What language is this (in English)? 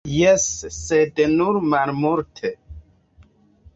Esperanto